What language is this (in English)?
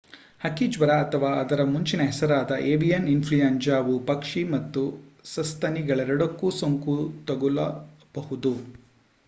Kannada